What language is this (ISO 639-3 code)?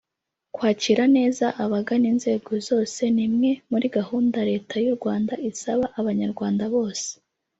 kin